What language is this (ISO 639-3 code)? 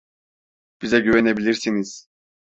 tur